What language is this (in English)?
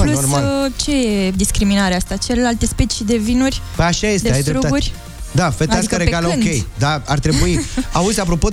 Romanian